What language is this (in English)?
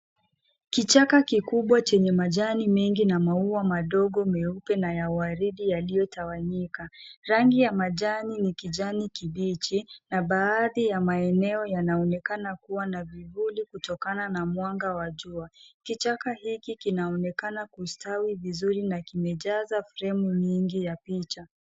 Swahili